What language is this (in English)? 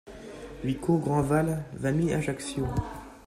French